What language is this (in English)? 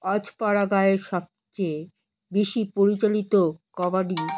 Bangla